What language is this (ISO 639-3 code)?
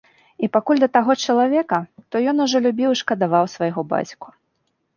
bel